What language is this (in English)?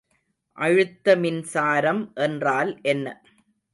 Tamil